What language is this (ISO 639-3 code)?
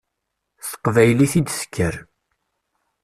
kab